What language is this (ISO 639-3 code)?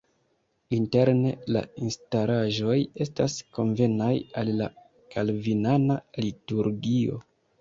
epo